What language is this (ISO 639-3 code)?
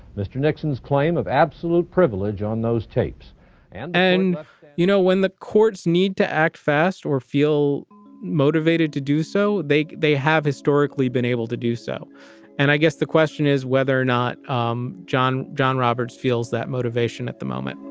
eng